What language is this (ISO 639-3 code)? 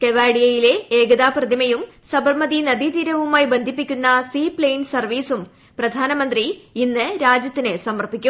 mal